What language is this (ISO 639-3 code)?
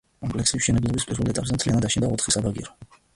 kat